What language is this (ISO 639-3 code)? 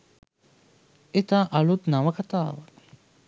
sin